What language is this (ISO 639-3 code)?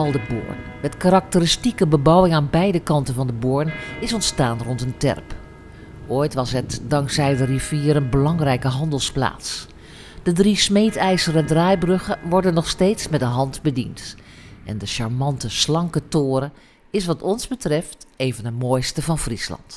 nld